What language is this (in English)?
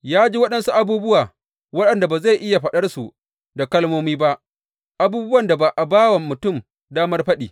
Hausa